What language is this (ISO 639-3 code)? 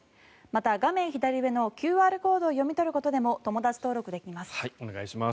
jpn